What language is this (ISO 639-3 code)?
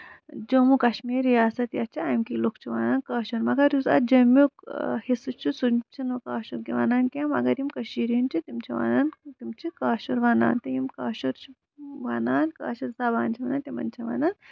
kas